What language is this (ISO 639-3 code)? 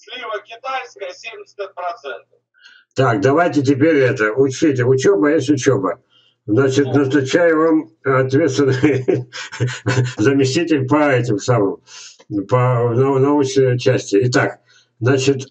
rus